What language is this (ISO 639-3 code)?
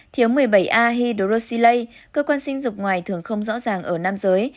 vie